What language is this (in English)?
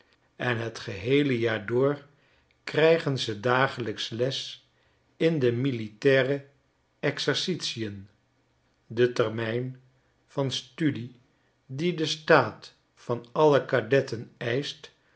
Dutch